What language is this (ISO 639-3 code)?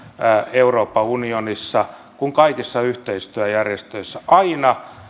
fin